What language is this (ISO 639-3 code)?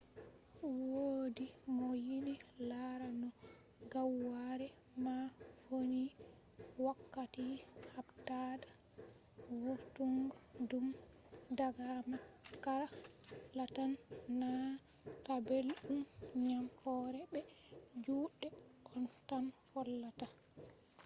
ful